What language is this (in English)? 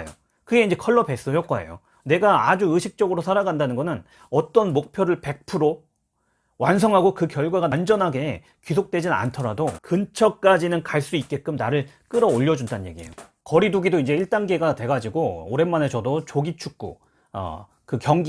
Korean